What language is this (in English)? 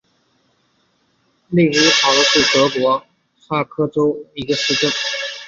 Chinese